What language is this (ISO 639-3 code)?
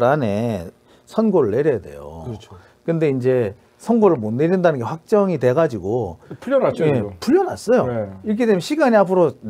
kor